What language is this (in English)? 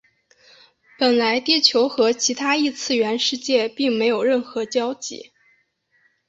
Chinese